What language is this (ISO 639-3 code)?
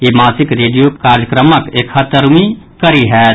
mai